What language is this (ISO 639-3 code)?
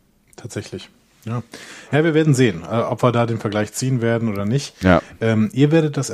deu